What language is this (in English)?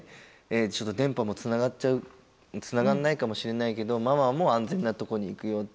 Japanese